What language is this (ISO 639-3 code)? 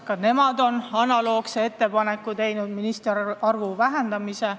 est